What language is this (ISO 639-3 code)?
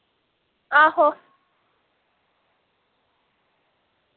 doi